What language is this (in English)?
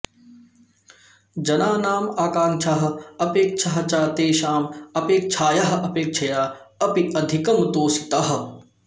Sanskrit